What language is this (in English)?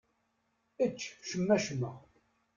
Kabyle